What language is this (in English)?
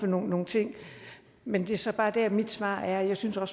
Danish